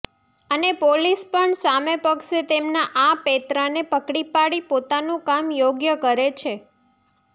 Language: Gujarati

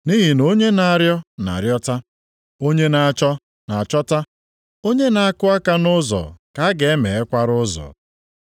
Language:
Igbo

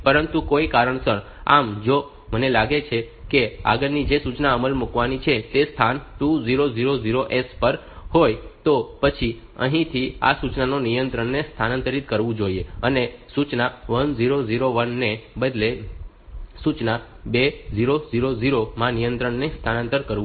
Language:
Gujarati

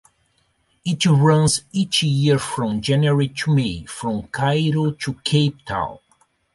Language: English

